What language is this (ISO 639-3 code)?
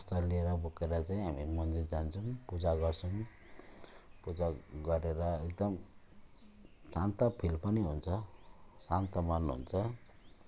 nep